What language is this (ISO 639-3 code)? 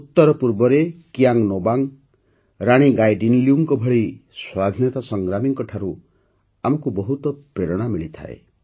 ori